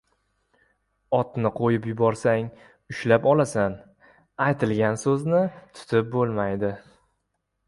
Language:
Uzbek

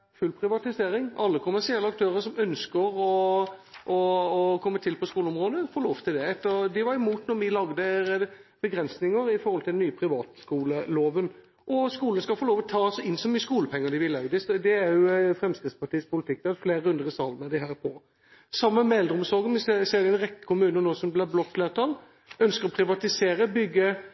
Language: Norwegian Bokmål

